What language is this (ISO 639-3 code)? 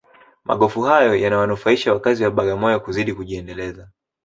swa